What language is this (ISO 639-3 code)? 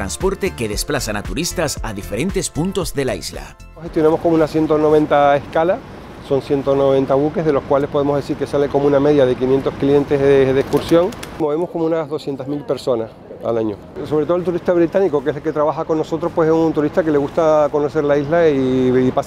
spa